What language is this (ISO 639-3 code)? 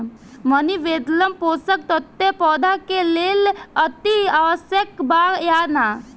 bho